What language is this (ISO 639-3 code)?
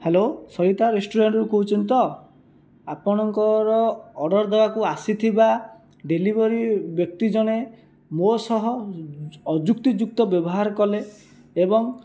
ori